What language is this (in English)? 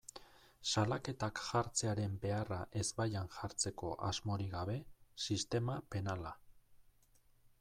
Basque